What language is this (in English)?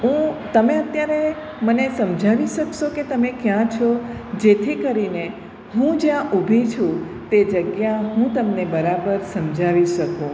Gujarati